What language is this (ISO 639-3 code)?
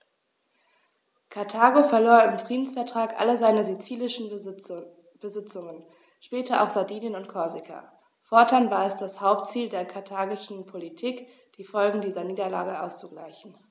deu